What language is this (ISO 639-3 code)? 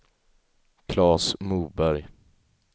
swe